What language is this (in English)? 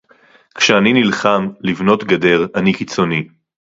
Hebrew